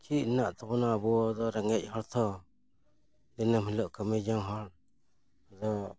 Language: Santali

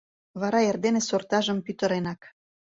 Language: Mari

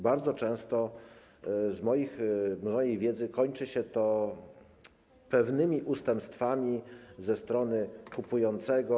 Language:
Polish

